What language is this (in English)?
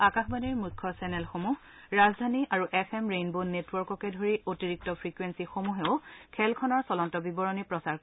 Assamese